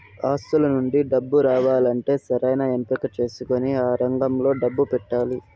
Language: Telugu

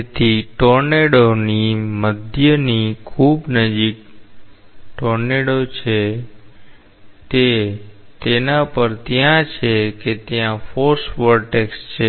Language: Gujarati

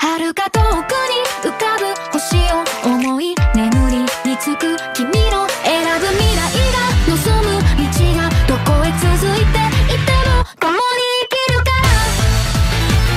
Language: Japanese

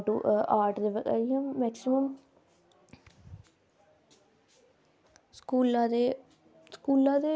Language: Dogri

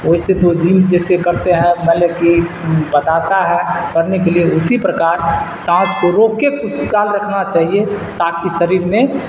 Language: Urdu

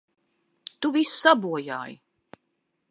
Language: Latvian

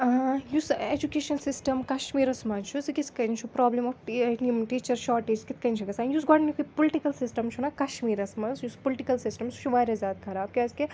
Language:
Kashmiri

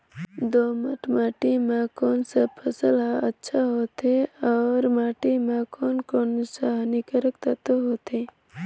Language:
Chhattisgarhi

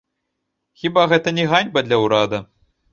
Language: Belarusian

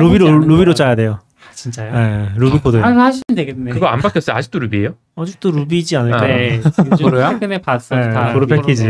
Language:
Korean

